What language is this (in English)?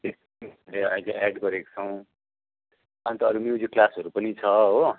Nepali